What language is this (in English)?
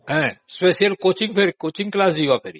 Odia